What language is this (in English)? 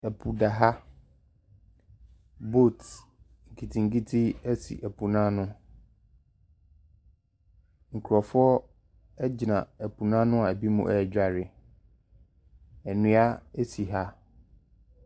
Akan